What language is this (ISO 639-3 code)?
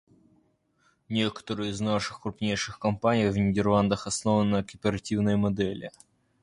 rus